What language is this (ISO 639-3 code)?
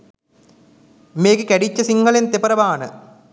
sin